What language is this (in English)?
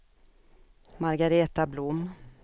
Swedish